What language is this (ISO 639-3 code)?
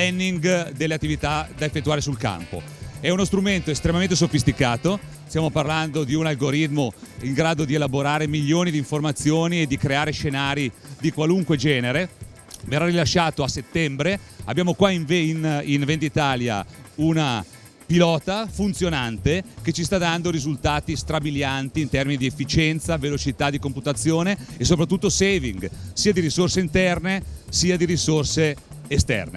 ita